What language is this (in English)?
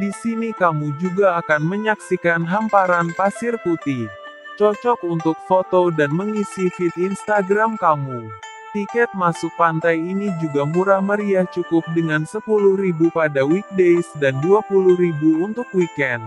Indonesian